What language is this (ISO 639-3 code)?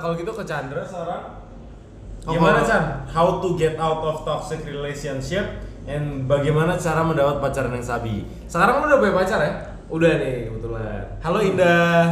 ind